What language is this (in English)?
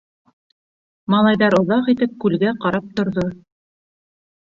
Bashkir